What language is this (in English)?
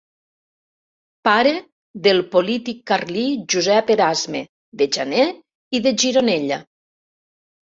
Catalan